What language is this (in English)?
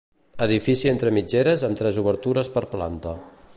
Catalan